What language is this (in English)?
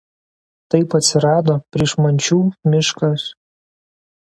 Lithuanian